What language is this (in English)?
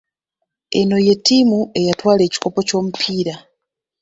Ganda